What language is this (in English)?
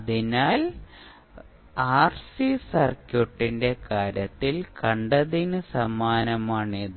Malayalam